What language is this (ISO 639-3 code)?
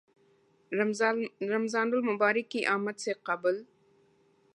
urd